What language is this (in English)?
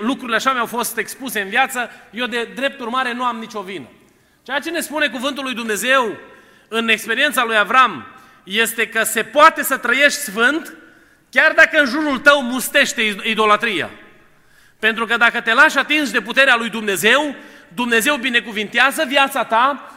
Romanian